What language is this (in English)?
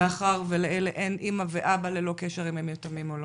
Hebrew